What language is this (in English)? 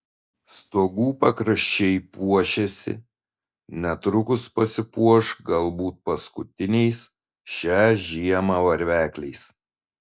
Lithuanian